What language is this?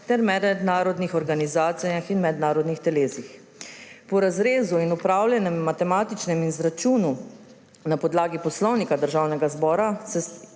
Slovenian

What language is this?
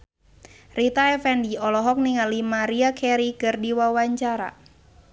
Sundanese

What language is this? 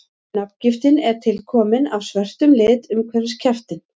Icelandic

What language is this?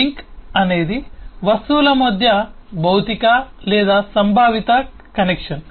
Telugu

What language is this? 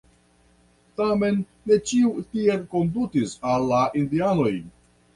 Esperanto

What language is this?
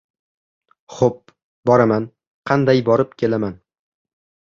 Uzbek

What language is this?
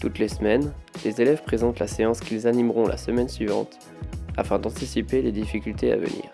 French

